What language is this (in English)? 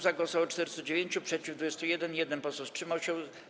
Polish